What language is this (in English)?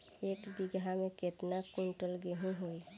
Bhojpuri